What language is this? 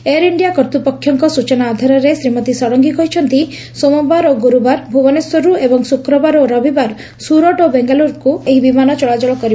Odia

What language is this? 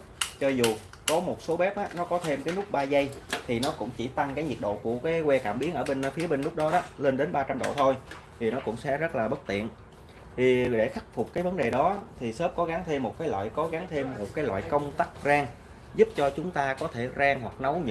Vietnamese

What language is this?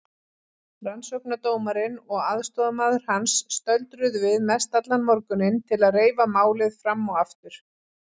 Icelandic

